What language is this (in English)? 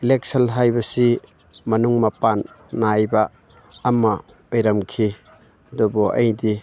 Manipuri